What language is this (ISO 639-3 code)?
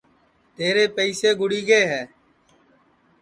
ssi